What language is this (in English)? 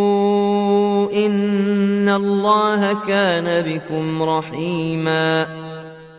Arabic